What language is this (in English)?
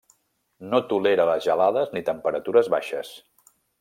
Catalan